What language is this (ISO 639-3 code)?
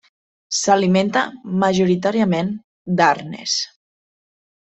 cat